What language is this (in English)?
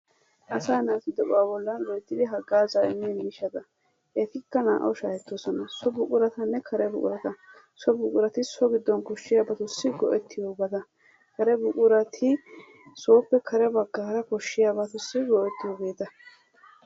Wolaytta